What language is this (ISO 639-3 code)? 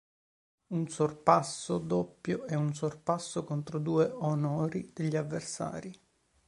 ita